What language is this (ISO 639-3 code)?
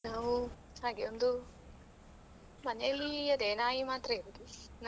kan